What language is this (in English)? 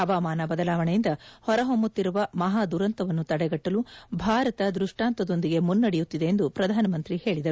Kannada